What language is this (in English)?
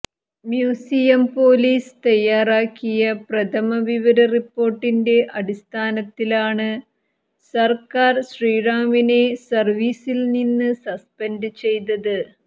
Malayalam